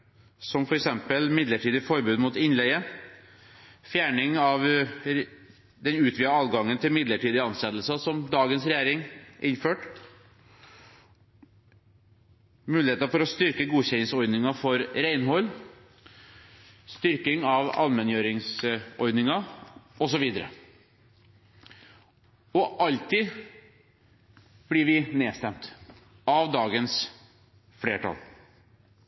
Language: Norwegian Bokmål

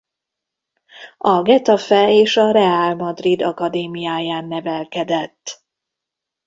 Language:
Hungarian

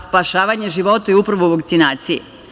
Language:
Serbian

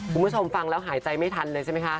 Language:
Thai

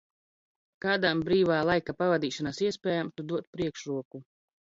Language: Latvian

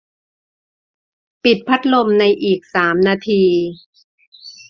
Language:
Thai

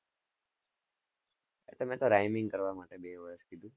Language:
Gujarati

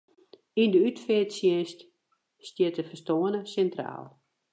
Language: Western Frisian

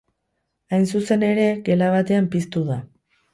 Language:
Basque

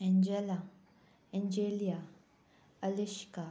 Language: Konkani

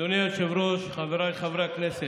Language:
Hebrew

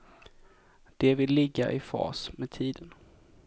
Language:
Swedish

